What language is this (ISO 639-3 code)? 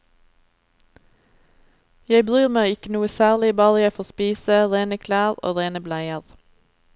nor